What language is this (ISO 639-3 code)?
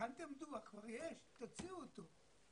heb